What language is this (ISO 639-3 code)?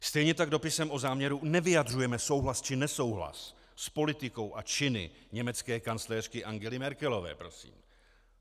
ces